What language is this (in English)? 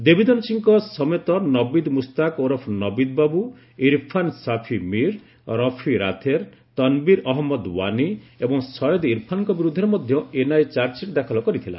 Odia